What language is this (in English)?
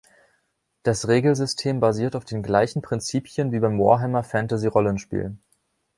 German